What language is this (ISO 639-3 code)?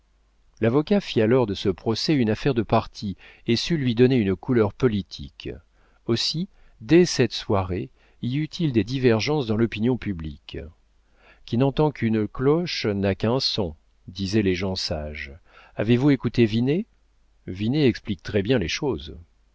fra